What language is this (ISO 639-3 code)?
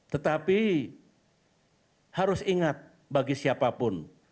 ind